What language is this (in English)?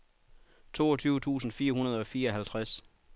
Danish